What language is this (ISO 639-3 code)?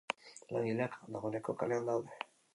eus